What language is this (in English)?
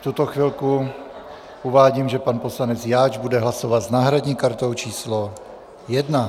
Czech